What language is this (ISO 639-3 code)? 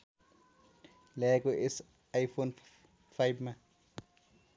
nep